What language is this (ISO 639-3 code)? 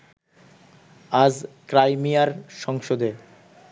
ben